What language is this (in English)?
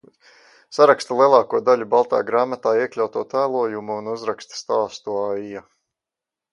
Latvian